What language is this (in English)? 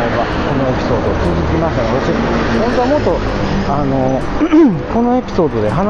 Japanese